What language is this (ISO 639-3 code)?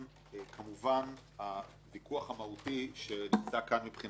heb